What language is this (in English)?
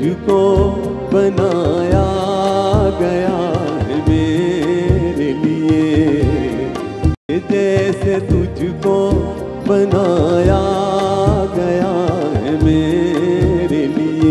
Hindi